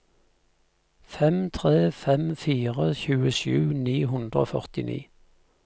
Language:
Norwegian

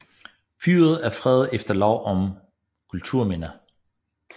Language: Danish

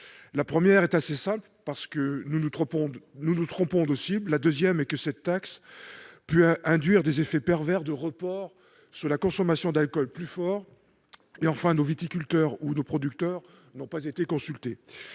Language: French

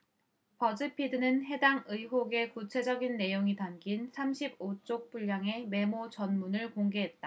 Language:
Korean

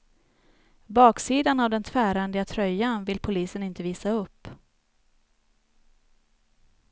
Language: Swedish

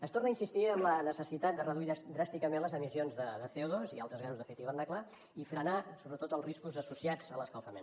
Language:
Catalan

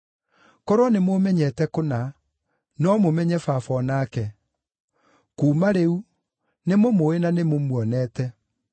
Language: Kikuyu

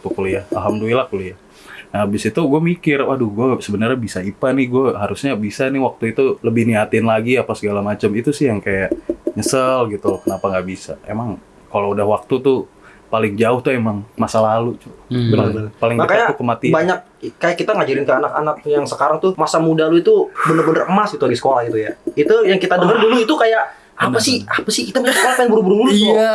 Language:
Indonesian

